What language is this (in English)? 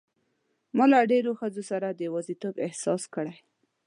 Pashto